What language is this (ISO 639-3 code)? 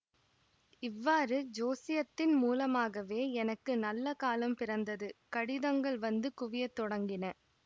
tam